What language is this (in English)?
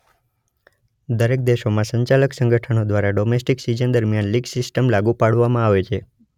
Gujarati